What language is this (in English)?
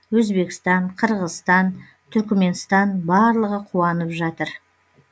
Kazakh